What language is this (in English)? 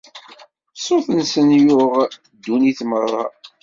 Kabyle